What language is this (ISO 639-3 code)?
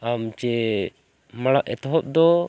sat